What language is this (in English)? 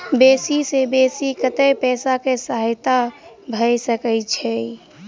Maithili